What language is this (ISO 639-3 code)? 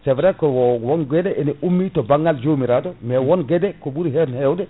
ful